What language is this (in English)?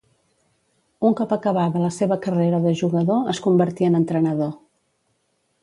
Catalan